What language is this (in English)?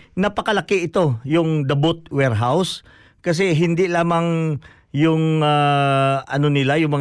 Filipino